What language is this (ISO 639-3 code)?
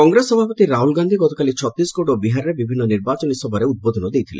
ori